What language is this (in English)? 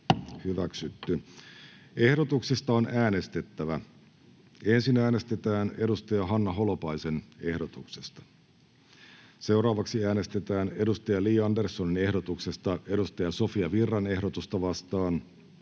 Finnish